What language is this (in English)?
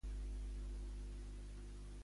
Catalan